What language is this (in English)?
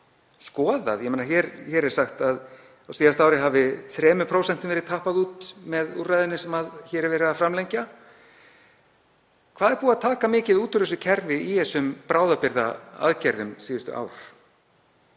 Icelandic